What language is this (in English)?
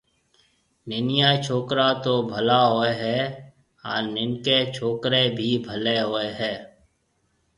Marwari (Pakistan)